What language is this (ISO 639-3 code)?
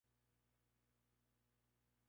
spa